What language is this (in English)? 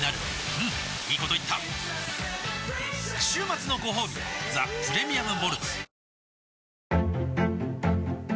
Japanese